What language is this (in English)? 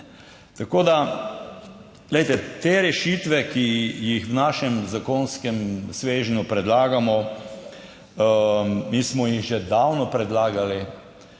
Slovenian